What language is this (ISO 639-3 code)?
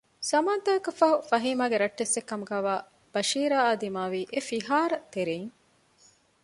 div